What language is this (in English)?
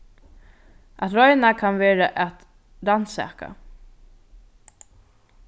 Faroese